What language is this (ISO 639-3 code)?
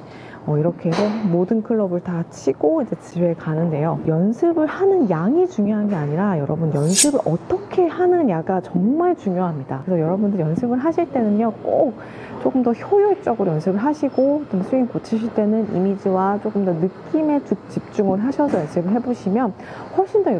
kor